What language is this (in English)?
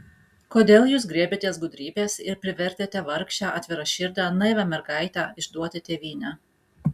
Lithuanian